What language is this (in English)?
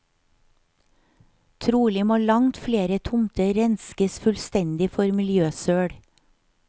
Norwegian